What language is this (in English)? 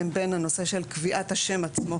Hebrew